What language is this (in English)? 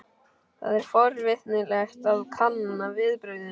Icelandic